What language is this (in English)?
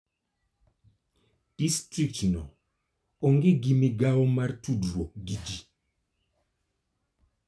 Luo (Kenya and Tanzania)